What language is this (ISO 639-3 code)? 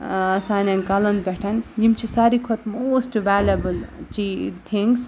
kas